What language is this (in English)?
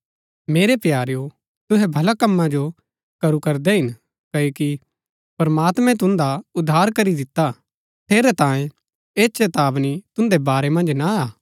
Gaddi